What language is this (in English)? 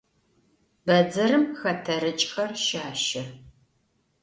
Adyghe